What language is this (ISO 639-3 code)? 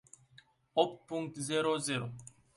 ron